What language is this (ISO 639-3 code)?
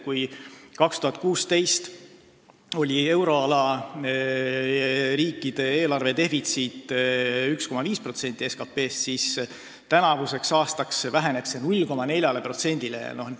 est